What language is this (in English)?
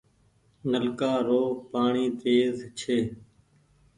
Goaria